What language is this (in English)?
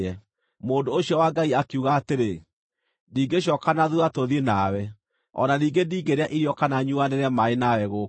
Kikuyu